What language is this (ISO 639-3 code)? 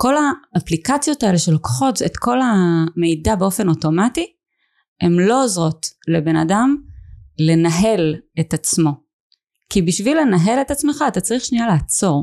heb